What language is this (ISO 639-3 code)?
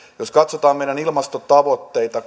fin